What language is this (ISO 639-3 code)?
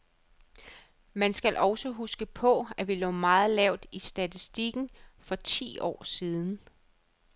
dan